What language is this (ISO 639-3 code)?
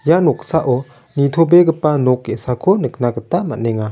grt